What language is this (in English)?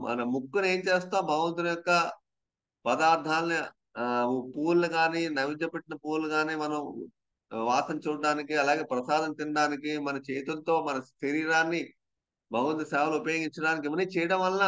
Telugu